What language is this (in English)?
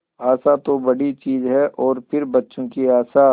Hindi